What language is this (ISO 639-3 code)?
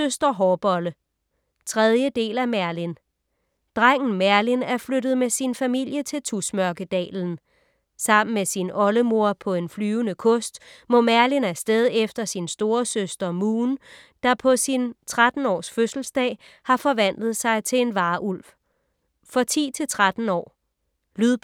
dan